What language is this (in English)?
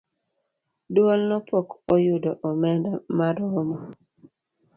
Luo (Kenya and Tanzania)